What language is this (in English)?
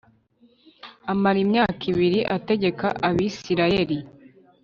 Kinyarwanda